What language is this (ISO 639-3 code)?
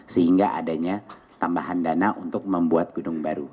ind